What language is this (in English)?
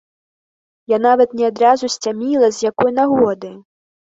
Belarusian